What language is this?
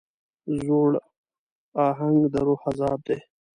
Pashto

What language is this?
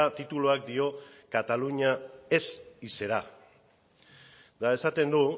Basque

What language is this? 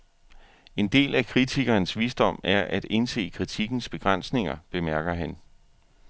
Danish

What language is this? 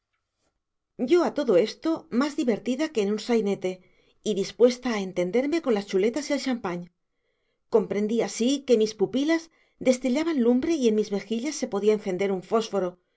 Spanish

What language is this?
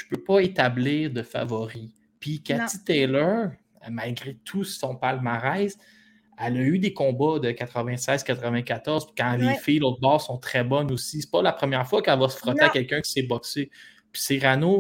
French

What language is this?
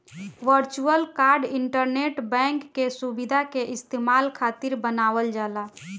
Bhojpuri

